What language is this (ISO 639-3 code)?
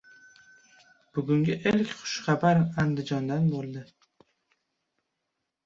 uzb